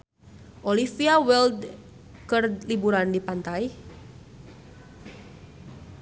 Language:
Sundanese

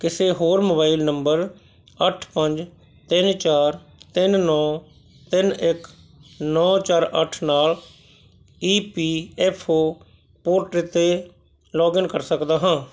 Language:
Punjabi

